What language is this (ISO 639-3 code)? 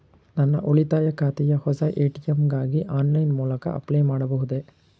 kan